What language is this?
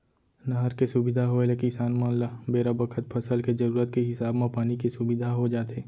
Chhattisgarhi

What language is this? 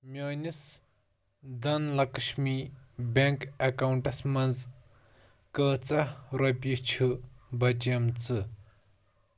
Kashmiri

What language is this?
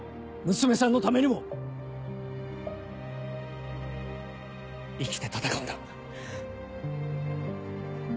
Japanese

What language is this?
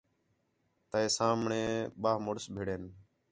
Khetrani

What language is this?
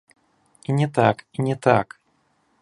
Belarusian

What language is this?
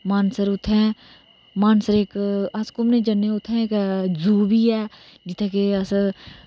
Dogri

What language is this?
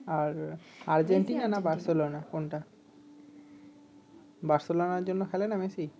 Bangla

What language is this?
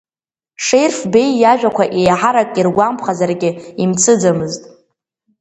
Abkhazian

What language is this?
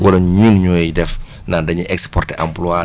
Wolof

